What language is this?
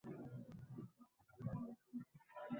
Uzbek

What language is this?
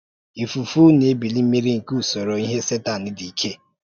Igbo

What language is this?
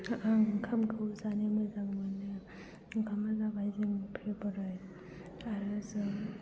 Bodo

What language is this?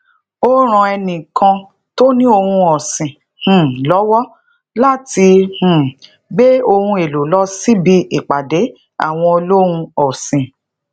Yoruba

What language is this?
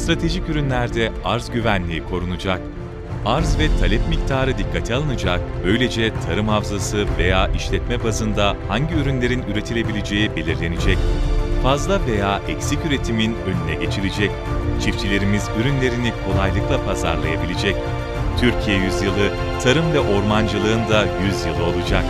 Turkish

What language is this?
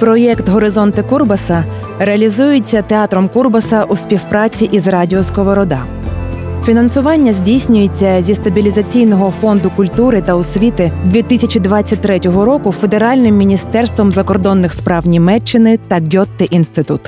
Ukrainian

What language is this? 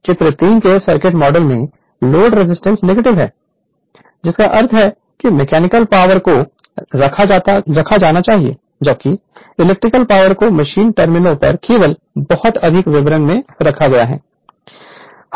Hindi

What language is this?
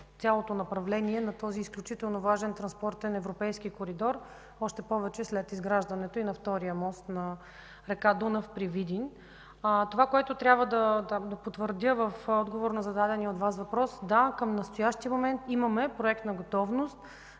Bulgarian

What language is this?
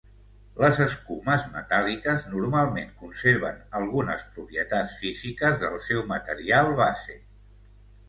Catalan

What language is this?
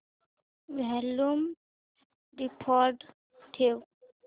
Marathi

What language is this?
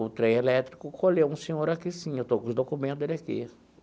Portuguese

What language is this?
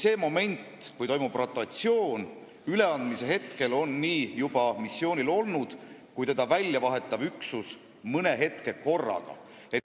Estonian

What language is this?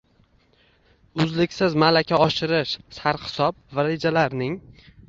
Uzbek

